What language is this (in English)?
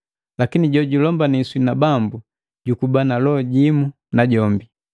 Matengo